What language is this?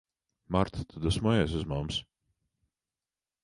Latvian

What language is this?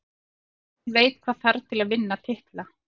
Icelandic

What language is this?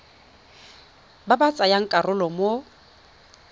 Tswana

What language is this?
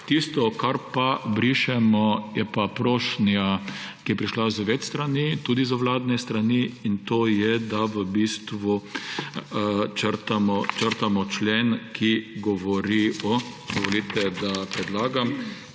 Slovenian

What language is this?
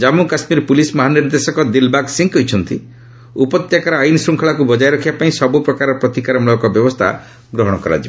Odia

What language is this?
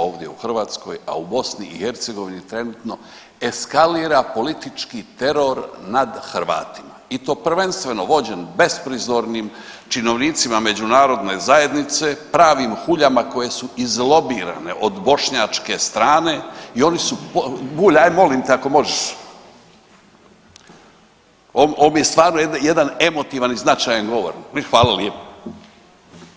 Croatian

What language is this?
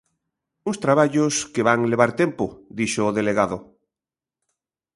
Galician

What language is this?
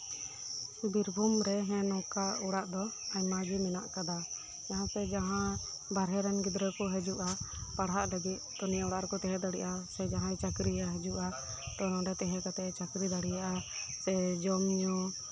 Santali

